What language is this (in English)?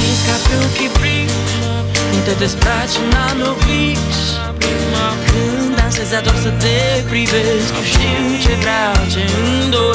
Romanian